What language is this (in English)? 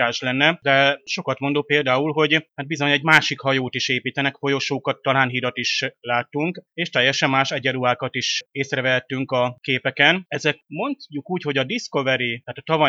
Hungarian